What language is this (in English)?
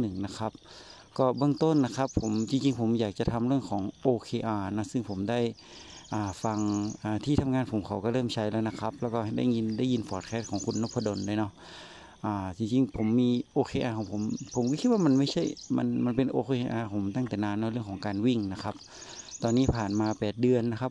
Thai